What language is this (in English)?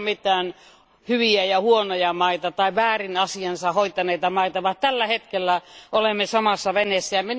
Finnish